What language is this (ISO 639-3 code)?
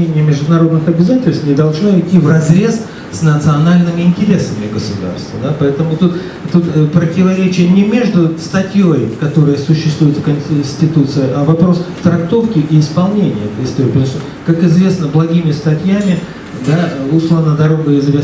rus